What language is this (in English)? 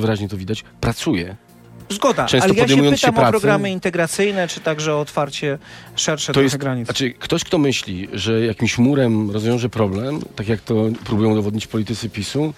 Polish